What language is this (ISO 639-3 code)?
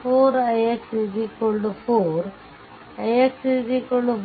kan